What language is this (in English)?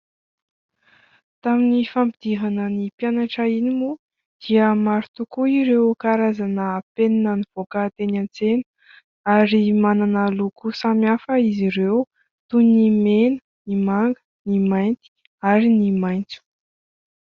Malagasy